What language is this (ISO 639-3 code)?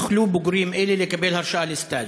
heb